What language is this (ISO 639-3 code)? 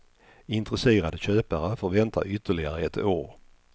swe